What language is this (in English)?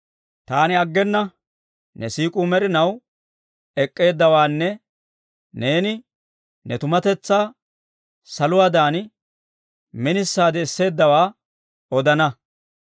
Dawro